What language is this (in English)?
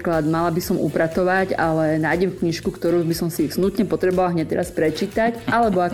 Slovak